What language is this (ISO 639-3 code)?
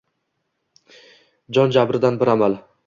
uzb